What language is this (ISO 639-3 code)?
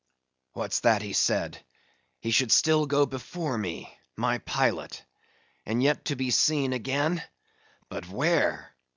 eng